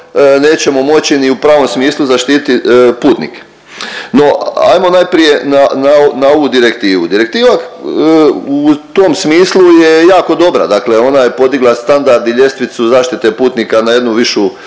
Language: Croatian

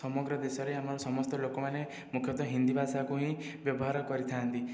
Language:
Odia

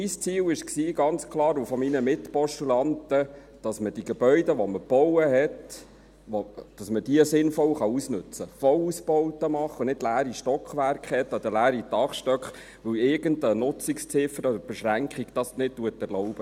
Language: Swiss German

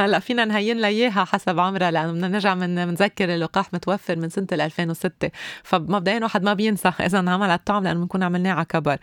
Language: Arabic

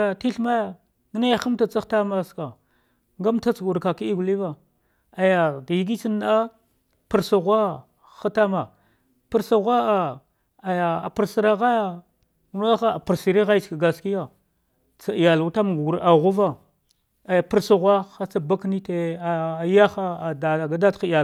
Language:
Dghwede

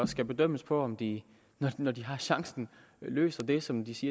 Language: Danish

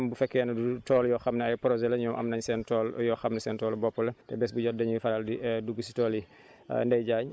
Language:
Wolof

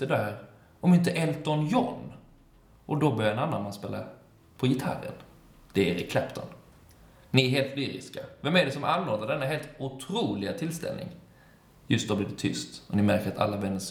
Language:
Swedish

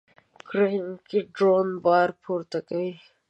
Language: Pashto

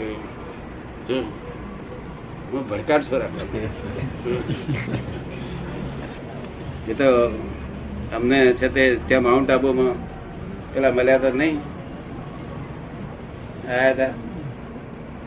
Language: Gujarati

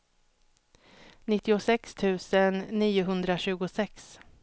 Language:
Swedish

